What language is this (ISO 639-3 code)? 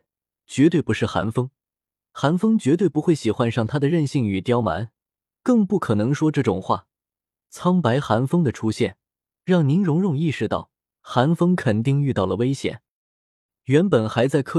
zho